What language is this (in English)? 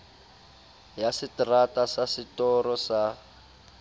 Southern Sotho